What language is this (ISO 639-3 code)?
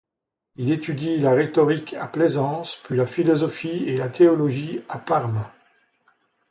fra